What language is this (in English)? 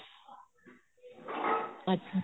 Punjabi